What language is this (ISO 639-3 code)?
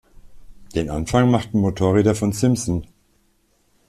deu